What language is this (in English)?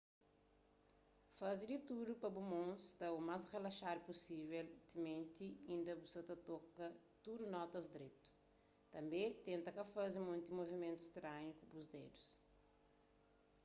Kabuverdianu